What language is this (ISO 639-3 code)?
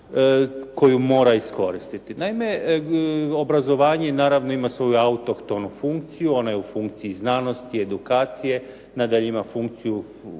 hrv